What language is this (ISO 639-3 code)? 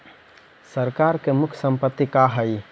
mag